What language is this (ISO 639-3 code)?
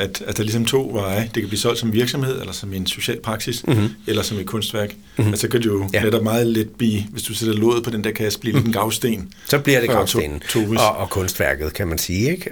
dan